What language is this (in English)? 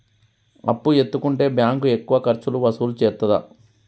Telugu